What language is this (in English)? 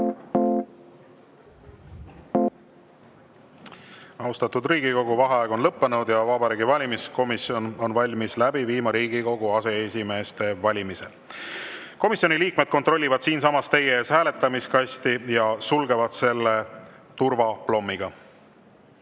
Estonian